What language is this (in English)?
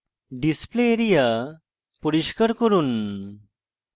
Bangla